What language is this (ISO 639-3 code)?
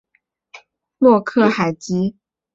zho